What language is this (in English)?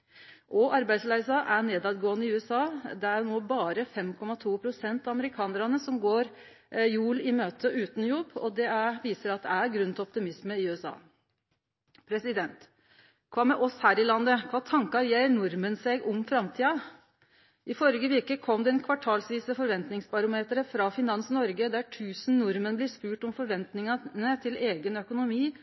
Norwegian Nynorsk